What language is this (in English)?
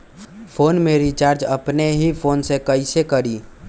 Magahi